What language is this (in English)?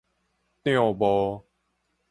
Min Nan Chinese